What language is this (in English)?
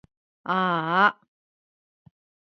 Japanese